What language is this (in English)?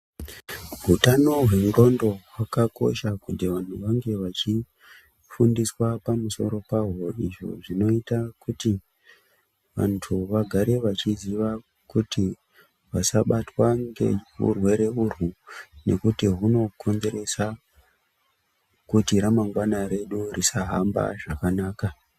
Ndau